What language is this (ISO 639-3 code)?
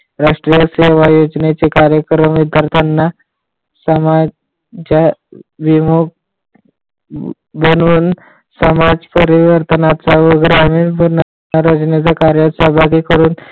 mar